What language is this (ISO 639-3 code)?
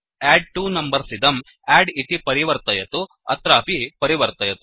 san